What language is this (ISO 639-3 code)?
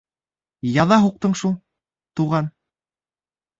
bak